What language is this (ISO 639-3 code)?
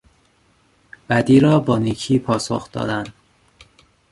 fas